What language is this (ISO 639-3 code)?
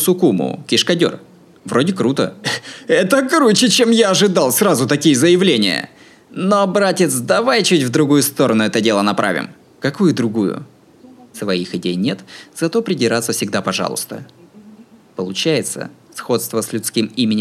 rus